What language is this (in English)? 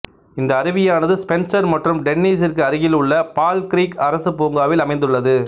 Tamil